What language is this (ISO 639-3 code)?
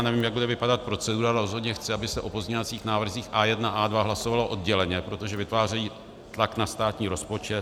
ces